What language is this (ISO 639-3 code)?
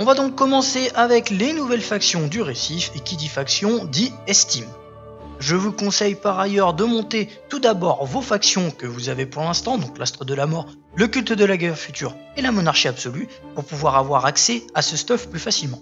fra